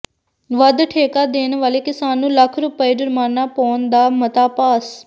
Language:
Punjabi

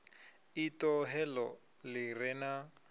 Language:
Venda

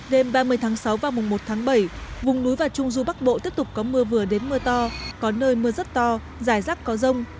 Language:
Vietnamese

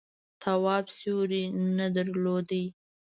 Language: Pashto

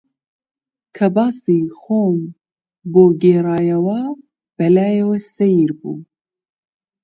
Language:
Central Kurdish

